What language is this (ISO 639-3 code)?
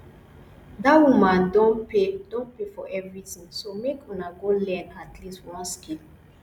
pcm